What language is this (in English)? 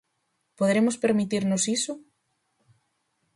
Galician